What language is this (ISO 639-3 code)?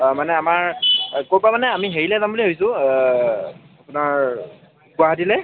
asm